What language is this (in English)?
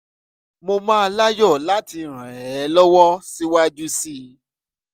Yoruba